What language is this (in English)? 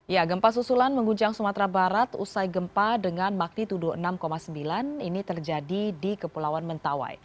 Indonesian